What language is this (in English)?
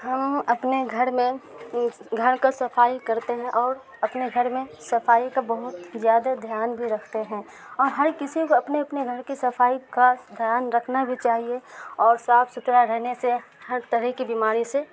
Urdu